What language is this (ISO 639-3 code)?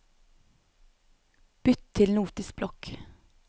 nor